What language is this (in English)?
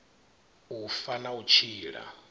Venda